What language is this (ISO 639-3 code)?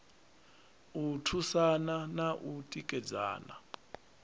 ven